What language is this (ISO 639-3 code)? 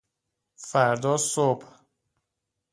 fas